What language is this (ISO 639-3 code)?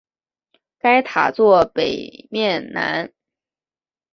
zho